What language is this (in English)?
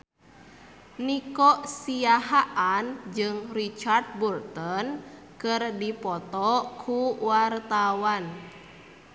Sundanese